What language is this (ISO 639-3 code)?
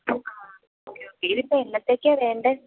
mal